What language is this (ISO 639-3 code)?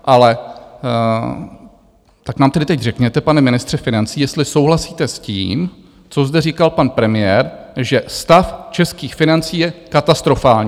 ces